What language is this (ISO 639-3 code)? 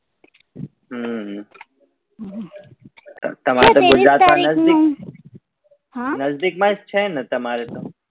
guj